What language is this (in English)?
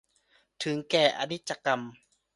Thai